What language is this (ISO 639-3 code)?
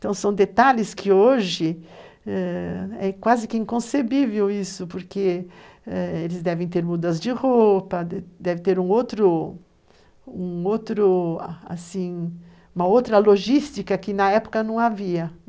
por